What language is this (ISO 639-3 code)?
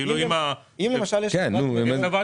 heb